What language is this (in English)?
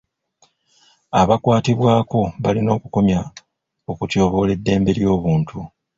Ganda